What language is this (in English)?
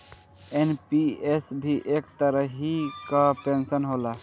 Bhojpuri